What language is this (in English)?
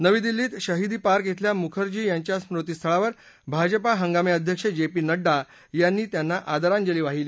Marathi